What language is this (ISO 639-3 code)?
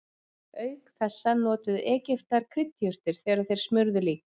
isl